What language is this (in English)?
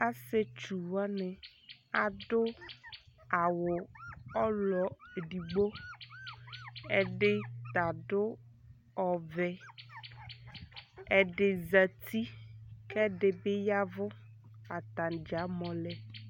Ikposo